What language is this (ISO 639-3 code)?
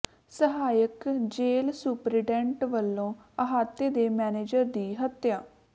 pan